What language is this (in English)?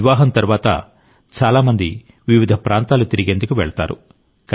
Telugu